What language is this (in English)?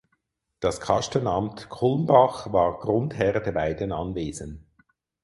German